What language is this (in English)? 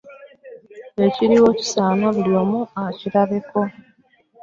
Ganda